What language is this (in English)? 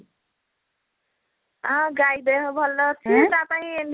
Odia